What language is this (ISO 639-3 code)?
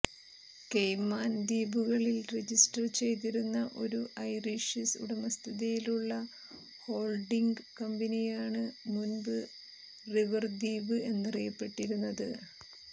mal